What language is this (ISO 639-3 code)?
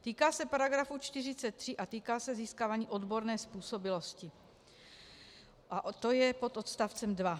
ces